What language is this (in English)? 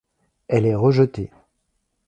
French